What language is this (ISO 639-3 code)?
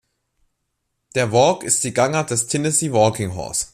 deu